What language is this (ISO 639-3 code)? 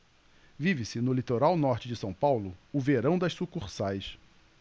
por